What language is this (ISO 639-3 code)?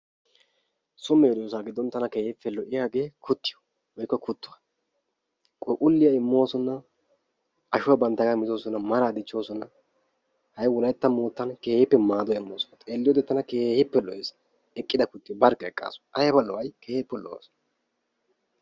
wal